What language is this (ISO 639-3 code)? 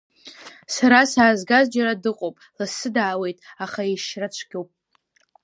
abk